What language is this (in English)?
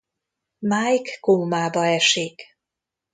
Hungarian